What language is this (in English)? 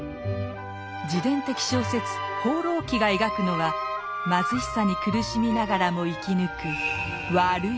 Japanese